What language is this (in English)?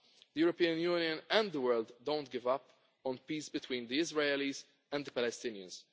English